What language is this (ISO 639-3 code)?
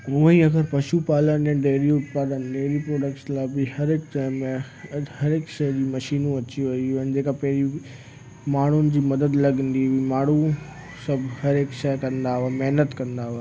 snd